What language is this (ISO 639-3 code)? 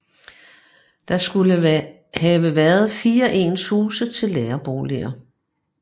dan